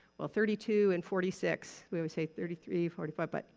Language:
English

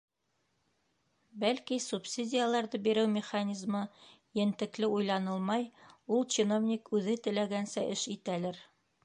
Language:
Bashkir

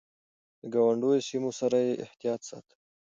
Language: Pashto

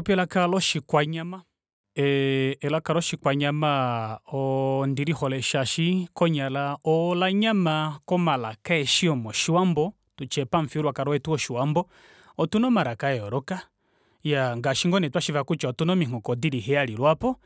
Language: Kuanyama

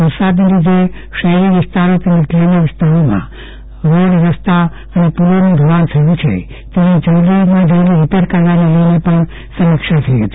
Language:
Gujarati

